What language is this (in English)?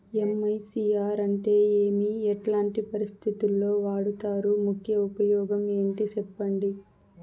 Telugu